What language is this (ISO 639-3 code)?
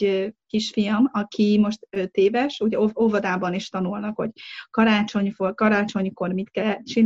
hun